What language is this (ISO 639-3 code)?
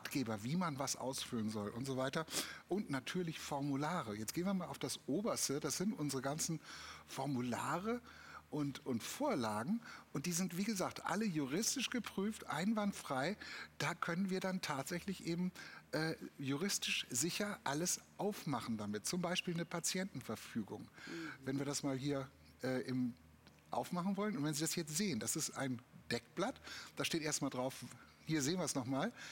deu